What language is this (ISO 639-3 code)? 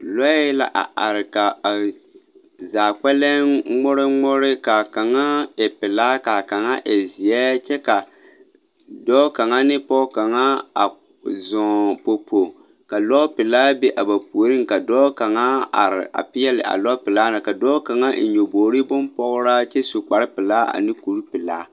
dga